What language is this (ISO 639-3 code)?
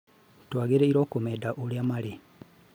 kik